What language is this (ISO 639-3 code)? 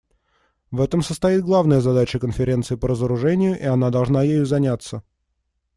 rus